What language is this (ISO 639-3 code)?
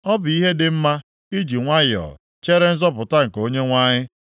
ibo